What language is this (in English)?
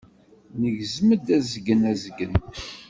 Kabyle